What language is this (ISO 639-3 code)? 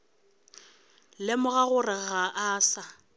nso